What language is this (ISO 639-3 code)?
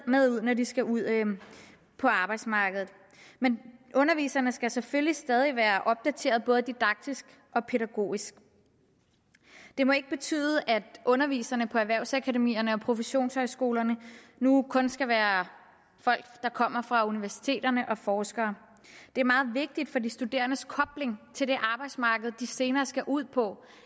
dan